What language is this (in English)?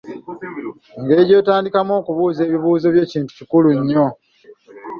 Ganda